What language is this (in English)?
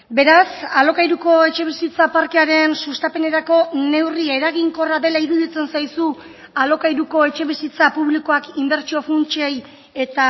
Basque